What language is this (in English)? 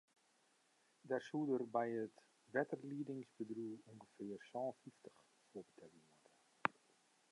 Western Frisian